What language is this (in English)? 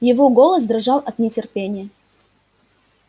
Russian